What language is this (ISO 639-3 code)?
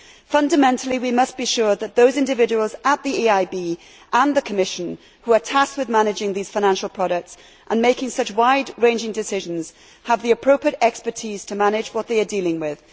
eng